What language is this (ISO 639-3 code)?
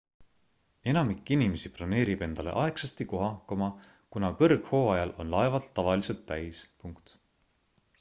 est